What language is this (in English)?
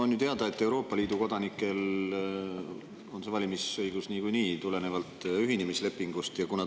Estonian